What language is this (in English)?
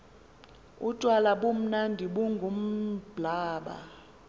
Xhosa